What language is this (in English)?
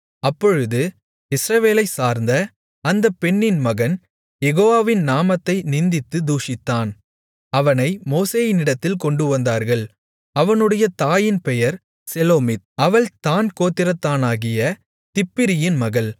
Tamil